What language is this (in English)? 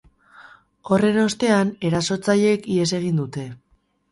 Basque